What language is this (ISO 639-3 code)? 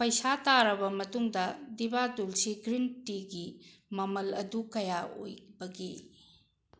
mni